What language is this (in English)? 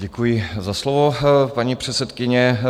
Czech